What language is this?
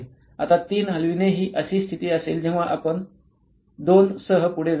Marathi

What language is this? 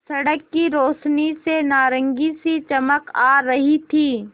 Hindi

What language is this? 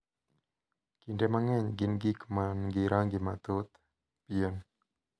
Luo (Kenya and Tanzania)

